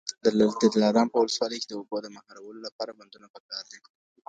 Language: Pashto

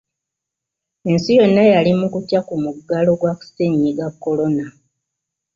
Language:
Ganda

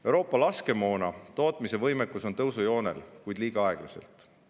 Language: Estonian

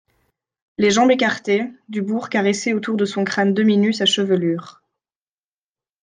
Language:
French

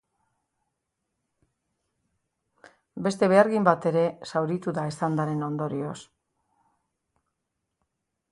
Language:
Basque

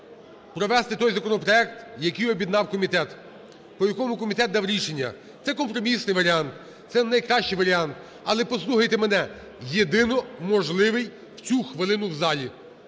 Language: Ukrainian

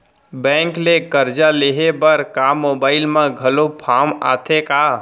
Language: Chhattisgarhi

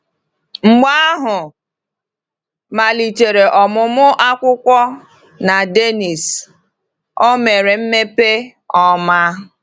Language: Igbo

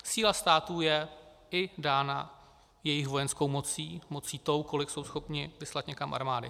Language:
Czech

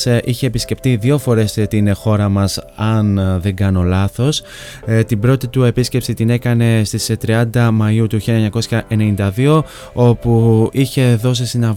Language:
Greek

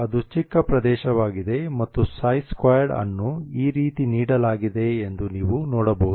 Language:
Kannada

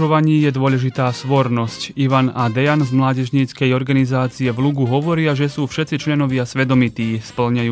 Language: Slovak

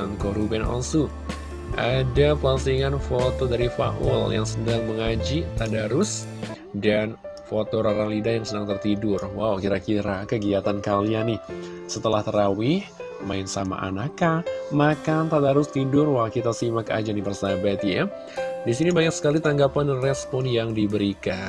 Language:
Indonesian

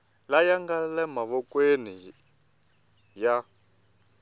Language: Tsonga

